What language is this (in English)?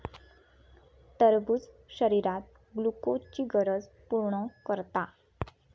Marathi